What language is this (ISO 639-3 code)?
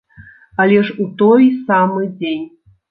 bel